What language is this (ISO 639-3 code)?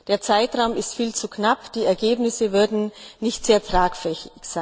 deu